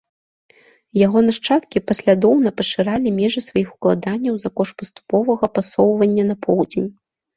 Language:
Belarusian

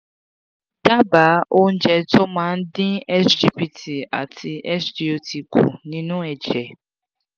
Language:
Yoruba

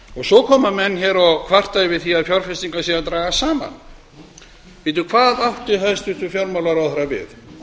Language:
Icelandic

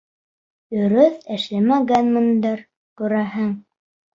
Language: Bashkir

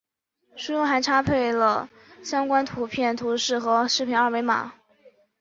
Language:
Chinese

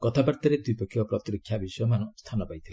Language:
Odia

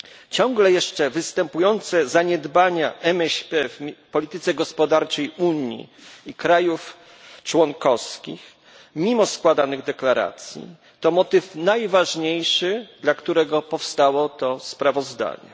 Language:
Polish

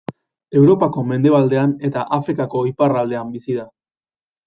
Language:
Basque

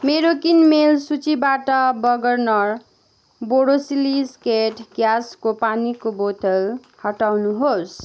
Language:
Nepali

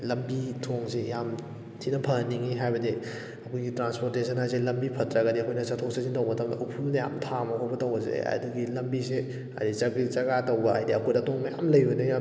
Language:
Manipuri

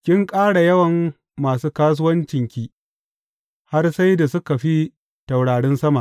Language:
Hausa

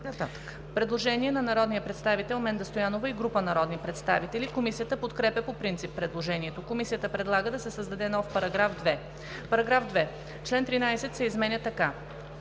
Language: Bulgarian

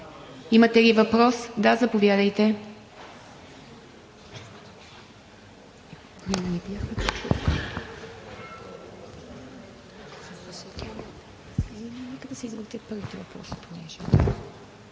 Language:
Bulgarian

